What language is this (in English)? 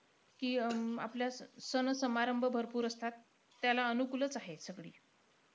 Marathi